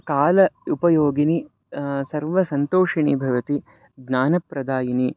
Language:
Sanskrit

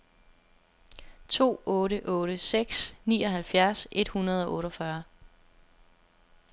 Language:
Danish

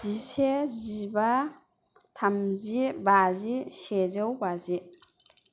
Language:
Bodo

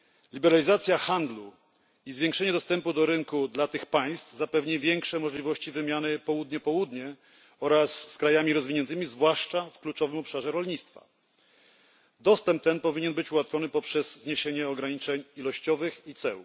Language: Polish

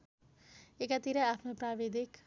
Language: Nepali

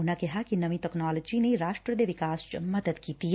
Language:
Punjabi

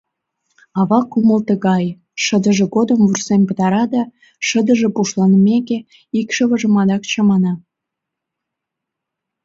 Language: Mari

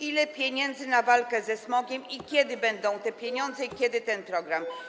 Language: Polish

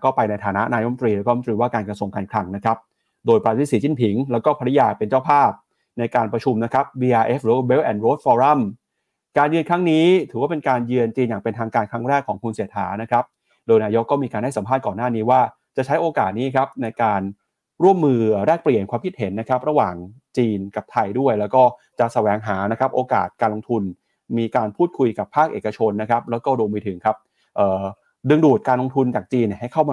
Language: Thai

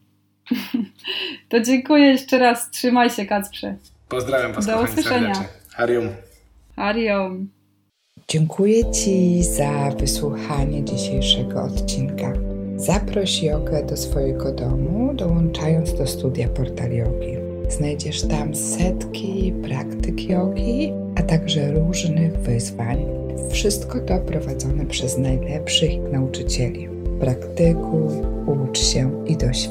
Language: Polish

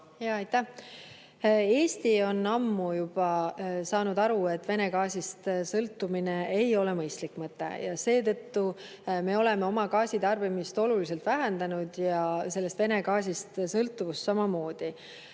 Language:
Estonian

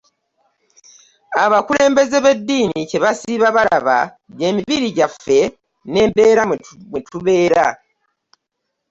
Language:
Ganda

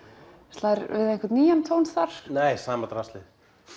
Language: Icelandic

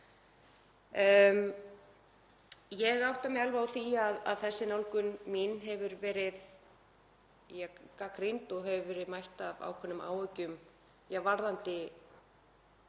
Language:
Icelandic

